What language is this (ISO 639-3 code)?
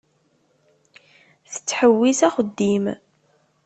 kab